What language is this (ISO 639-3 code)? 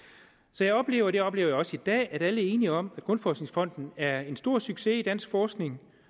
dan